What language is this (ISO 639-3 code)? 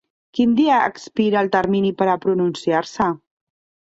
cat